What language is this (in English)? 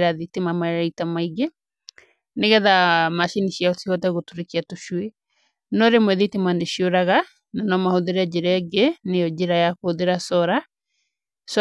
Kikuyu